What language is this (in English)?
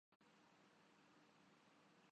Urdu